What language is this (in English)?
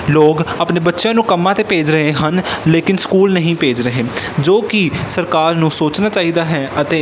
Punjabi